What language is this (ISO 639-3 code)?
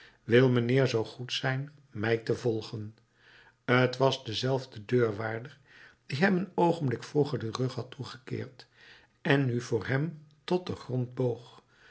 nld